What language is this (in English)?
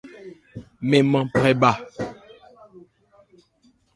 Ebrié